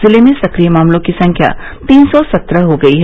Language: Hindi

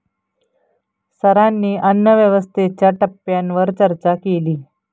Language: Marathi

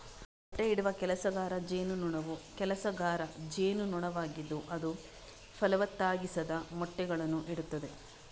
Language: Kannada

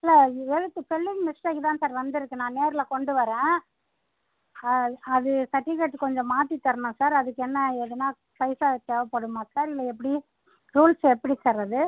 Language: Tamil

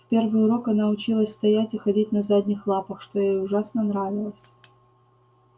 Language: Russian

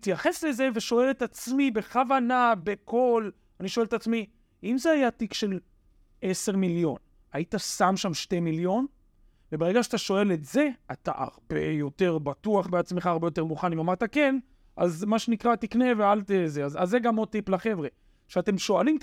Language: Hebrew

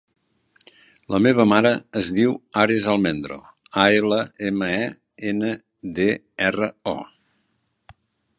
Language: Catalan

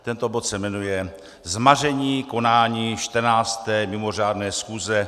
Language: Czech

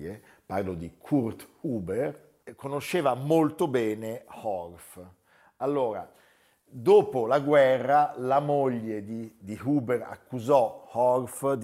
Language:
Italian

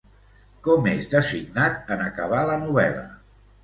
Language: Catalan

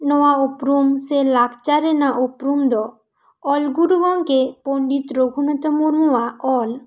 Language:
Santali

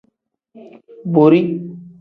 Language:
Tem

